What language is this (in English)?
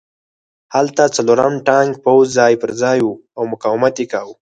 Pashto